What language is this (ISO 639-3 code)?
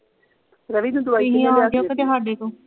pan